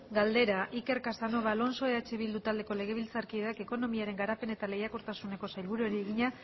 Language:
Basque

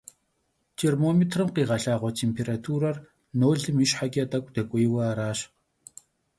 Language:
Kabardian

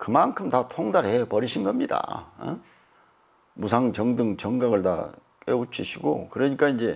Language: Korean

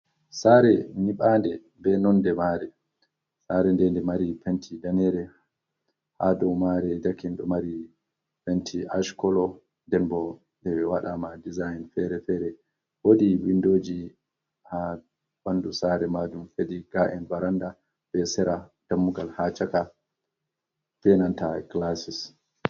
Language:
Fula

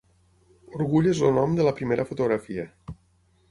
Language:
Catalan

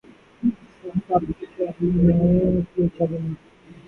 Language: Urdu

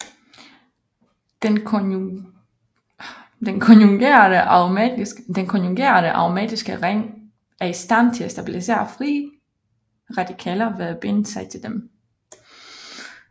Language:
Danish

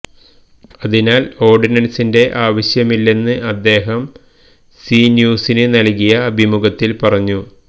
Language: Malayalam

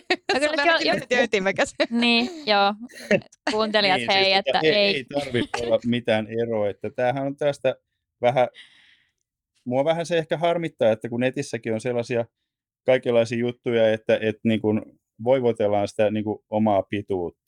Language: Finnish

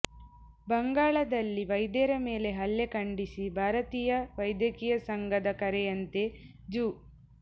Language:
Kannada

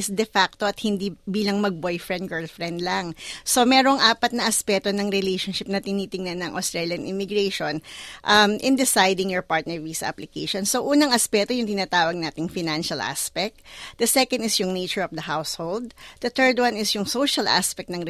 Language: Filipino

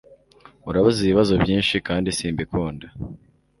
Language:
Kinyarwanda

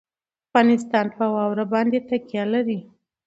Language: Pashto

